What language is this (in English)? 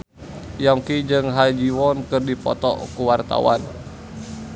Sundanese